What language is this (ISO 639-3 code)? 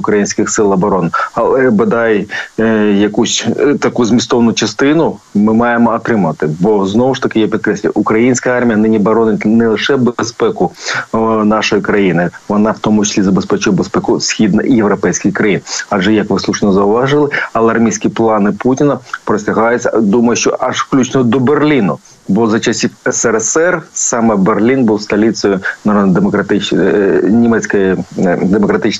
ukr